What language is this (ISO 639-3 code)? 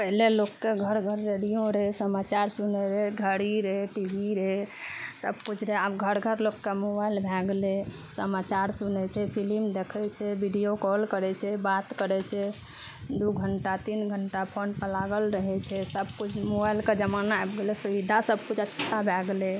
mai